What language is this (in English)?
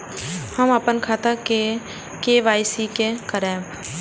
Maithili